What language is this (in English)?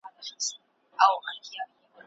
Pashto